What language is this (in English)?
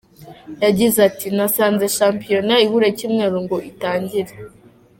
Kinyarwanda